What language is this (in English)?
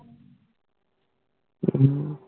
Punjabi